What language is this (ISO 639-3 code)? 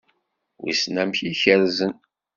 kab